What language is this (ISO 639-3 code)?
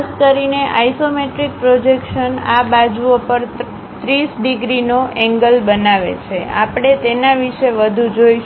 guj